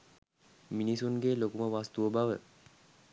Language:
Sinhala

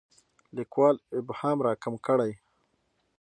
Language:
Pashto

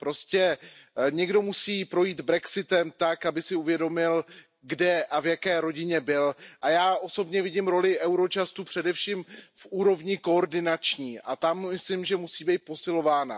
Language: Czech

